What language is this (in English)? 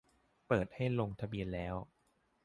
Thai